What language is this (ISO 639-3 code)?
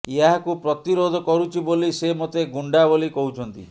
ori